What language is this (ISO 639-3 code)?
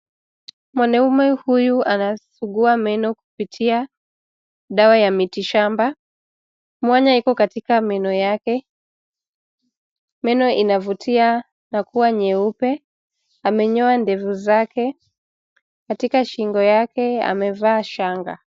swa